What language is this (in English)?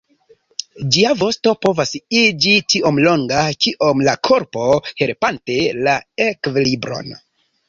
Esperanto